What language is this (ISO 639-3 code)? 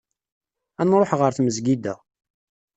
kab